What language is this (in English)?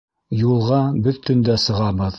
Bashkir